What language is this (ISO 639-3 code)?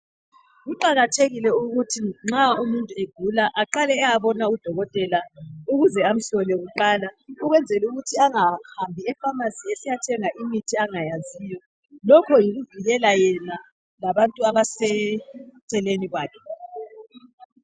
nde